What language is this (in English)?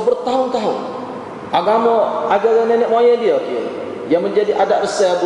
Malay